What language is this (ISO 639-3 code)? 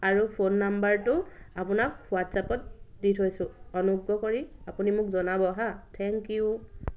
asm